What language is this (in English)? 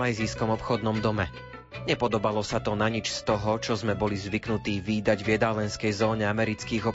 Slovak